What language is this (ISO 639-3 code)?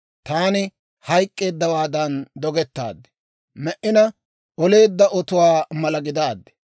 dwr